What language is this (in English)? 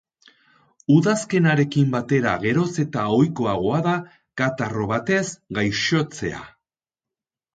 Basque